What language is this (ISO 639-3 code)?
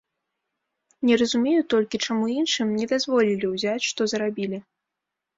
bel